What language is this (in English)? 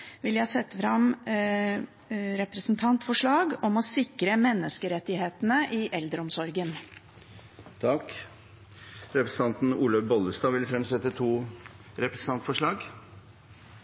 Norwegian